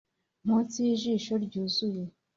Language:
Kinyarwanda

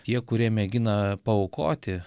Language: Lithuanian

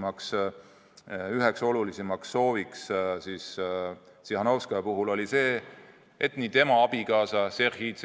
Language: Estonian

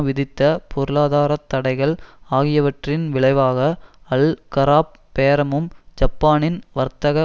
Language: Tamil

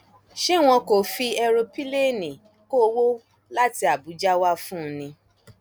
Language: Yoruba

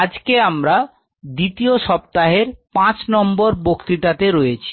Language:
Bangla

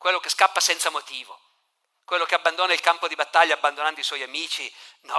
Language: Italian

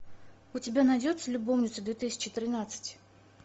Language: Russian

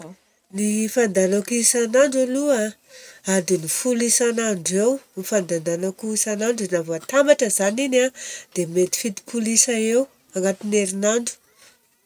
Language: Southern Betsimisaraka Malagasy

